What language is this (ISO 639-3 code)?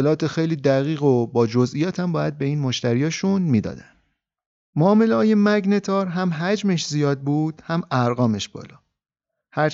fas